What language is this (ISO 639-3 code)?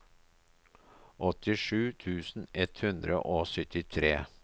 nor